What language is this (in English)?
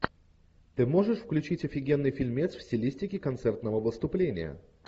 Russian